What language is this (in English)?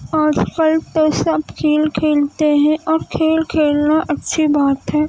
Urdu